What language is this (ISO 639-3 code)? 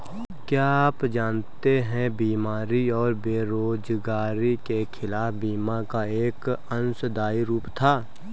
hin